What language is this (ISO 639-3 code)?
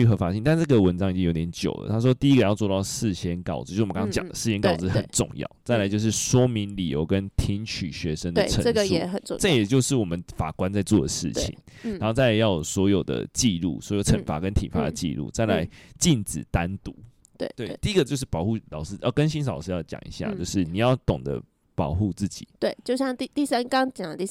zho